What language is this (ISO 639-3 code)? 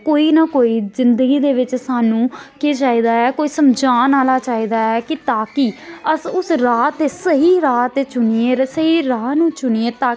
doi